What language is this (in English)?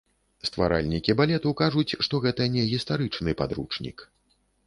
Belarusian